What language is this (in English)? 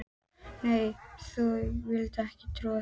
Icelandic